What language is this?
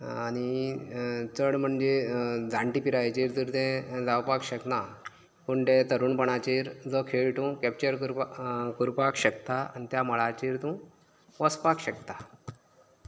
Konkani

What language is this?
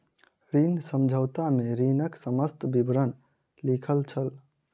Maithili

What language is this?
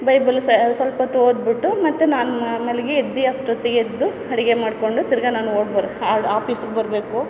Kannada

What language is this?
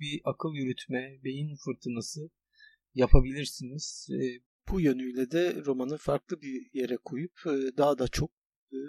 Turkish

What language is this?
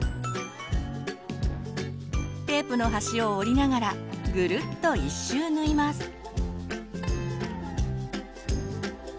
Japanese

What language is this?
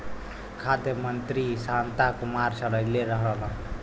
Bhojpuri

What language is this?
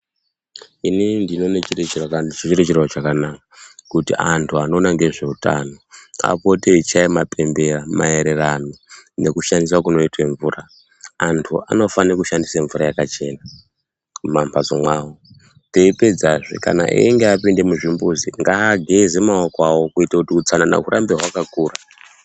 Ndau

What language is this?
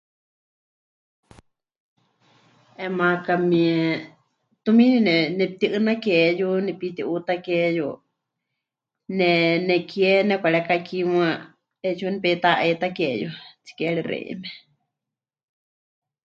Huichol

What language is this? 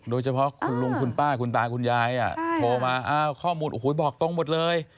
Thai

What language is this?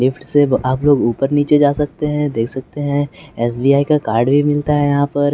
Hindi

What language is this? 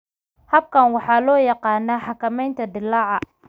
Somali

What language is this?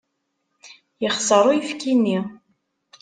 Kabyle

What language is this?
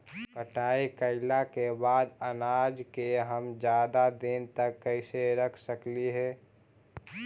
Magahi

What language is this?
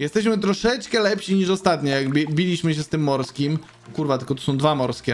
Polish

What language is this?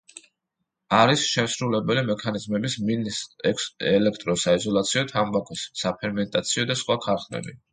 Georgian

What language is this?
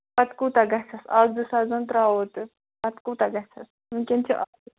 Kashmiri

